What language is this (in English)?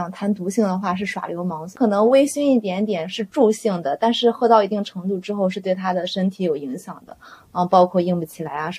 Chinese